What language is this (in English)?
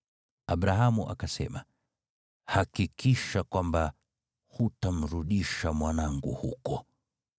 Swahili